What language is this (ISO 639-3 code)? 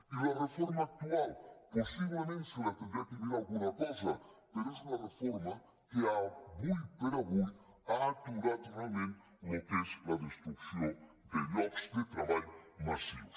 cat